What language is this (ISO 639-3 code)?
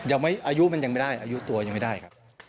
tha